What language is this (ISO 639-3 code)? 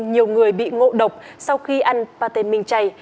vie